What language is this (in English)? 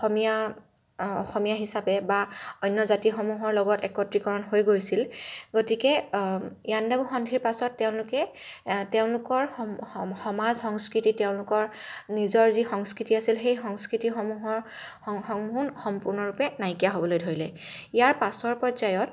Assamese